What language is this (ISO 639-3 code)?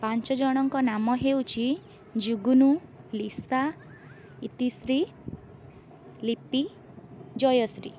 ori